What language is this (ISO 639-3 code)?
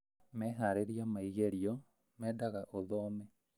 kik